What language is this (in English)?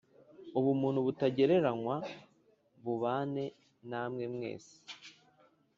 Kinyarwanda